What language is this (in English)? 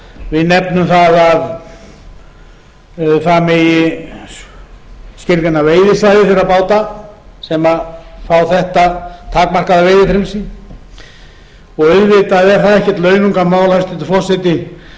Icelandic